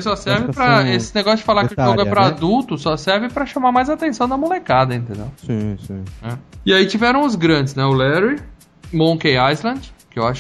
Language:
Portuguese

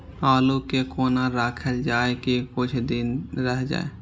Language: Maithili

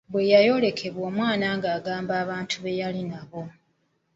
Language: Ganda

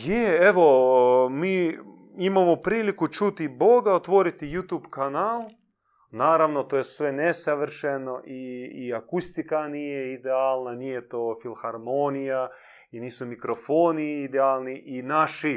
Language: Croatian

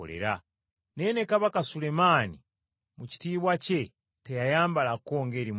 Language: Ganda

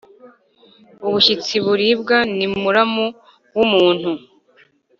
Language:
Kinyarwanda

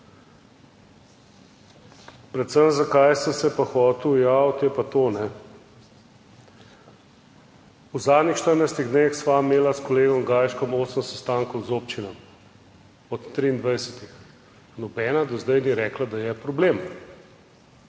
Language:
Slovenian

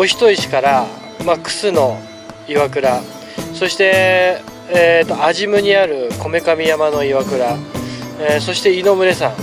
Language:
Japanese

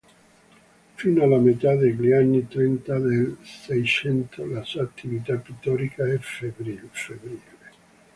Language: Italian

